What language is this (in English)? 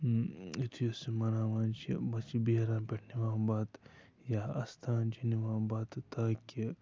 Kashmiri